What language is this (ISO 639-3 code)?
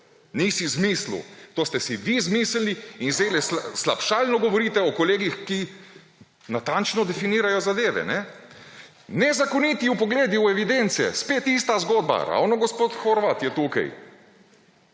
slv